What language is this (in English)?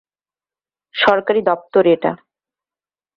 Bangla